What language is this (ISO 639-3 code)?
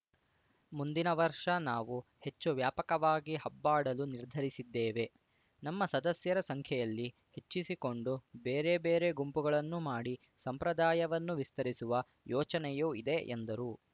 kan